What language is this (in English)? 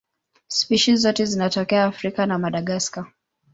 Swahili